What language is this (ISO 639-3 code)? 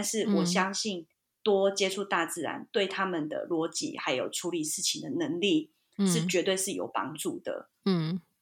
zho